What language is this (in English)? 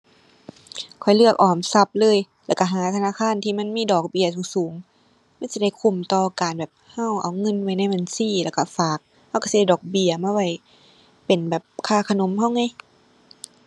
Thai